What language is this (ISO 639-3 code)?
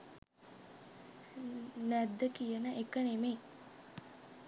sin